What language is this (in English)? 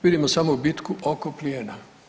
Croatian